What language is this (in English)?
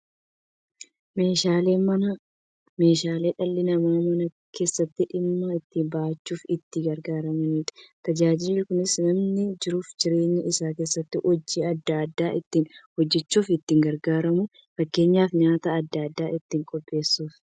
Oromo